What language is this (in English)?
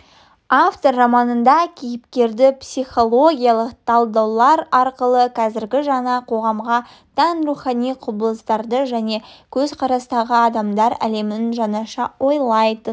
Kazakh